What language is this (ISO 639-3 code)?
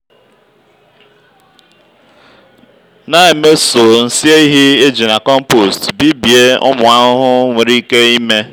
ibo